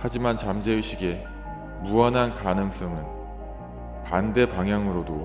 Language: Korean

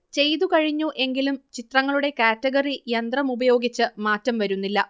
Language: Malayalam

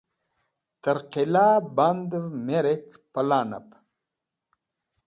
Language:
Wakhi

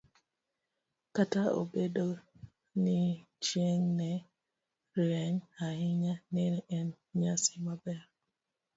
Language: Luo (Kenya and Tanzania)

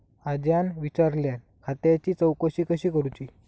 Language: Marathi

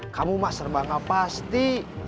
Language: Indonesian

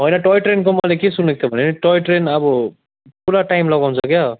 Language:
Nepali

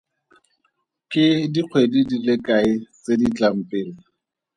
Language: Tswana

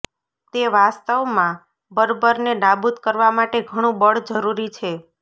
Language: Gujarati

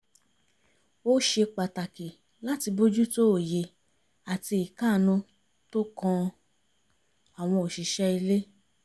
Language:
Yoruba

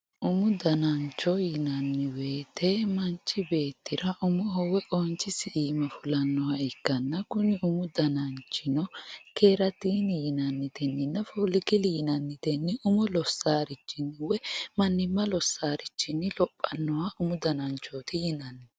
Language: Sidamo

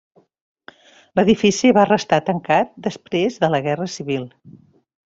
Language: Catalan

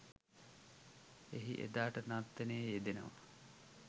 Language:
Sinhala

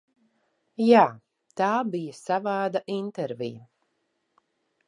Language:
Latvian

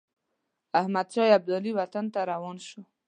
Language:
Pashto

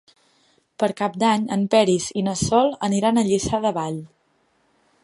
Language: Catalan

